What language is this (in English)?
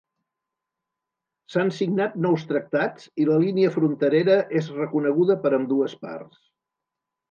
Catalan